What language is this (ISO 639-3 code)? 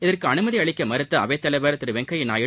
tam